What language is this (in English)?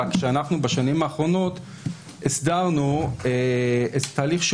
Hebrew